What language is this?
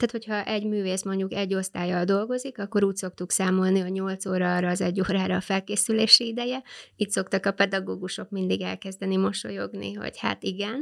Hungarian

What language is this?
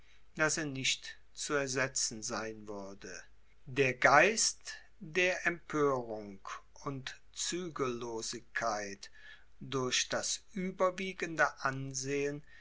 German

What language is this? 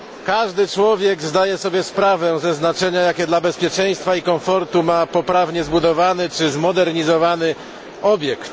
Polish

